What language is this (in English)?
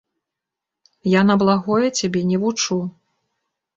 Belarusian